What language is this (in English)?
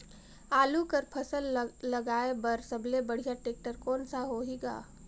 Chhattisgarhi